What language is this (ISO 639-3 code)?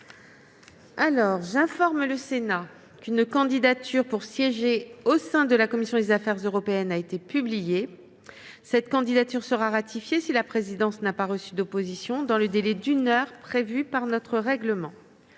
fra